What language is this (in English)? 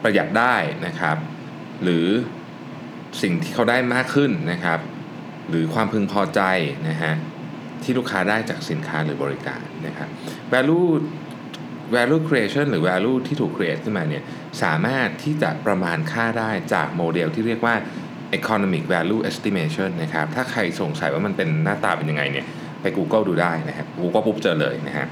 Thai